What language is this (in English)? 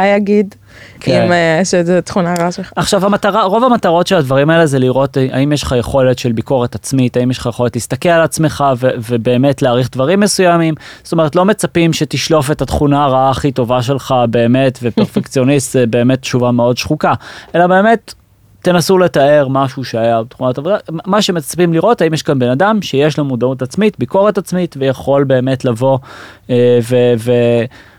Hebrew